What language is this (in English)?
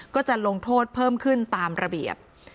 Thai